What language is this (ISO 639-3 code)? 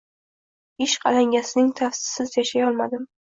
uzb